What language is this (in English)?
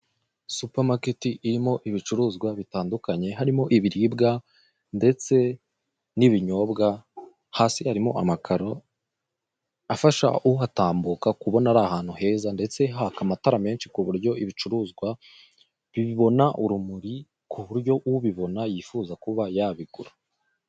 Kinyarwanda